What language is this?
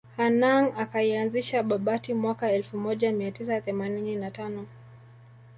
Swahili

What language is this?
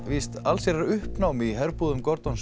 Icelandic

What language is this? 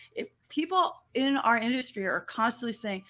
English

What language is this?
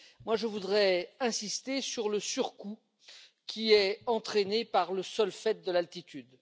French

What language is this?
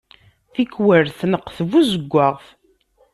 Kabyle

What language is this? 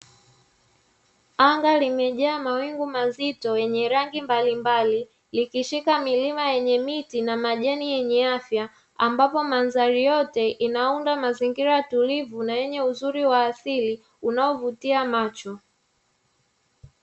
Swahili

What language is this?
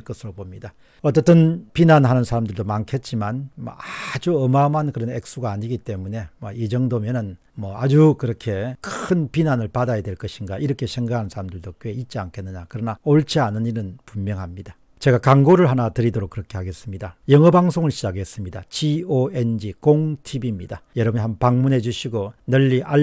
Korean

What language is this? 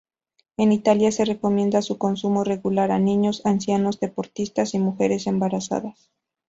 Spanish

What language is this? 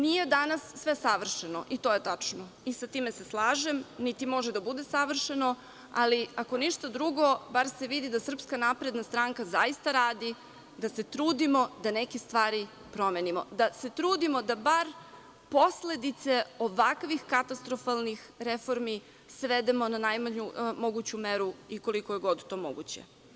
Serbian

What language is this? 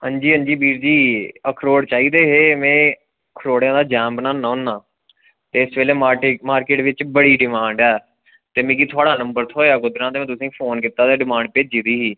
Dogri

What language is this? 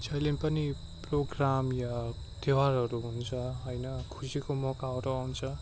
Nepali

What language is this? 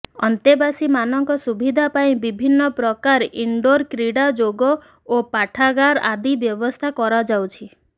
Odia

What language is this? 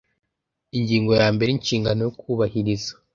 Kinyarwanda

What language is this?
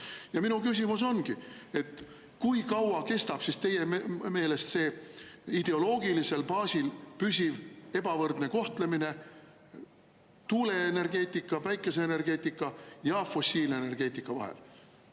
Estonian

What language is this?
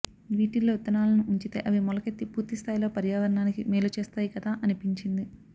Telugu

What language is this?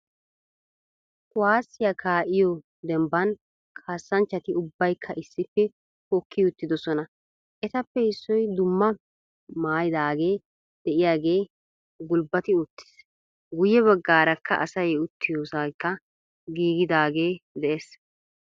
Wolaytta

